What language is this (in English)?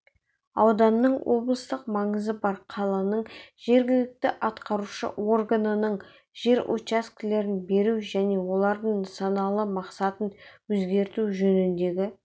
Kazakh